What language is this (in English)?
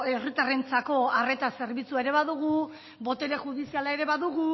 Basque